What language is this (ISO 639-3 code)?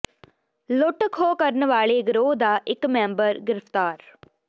pan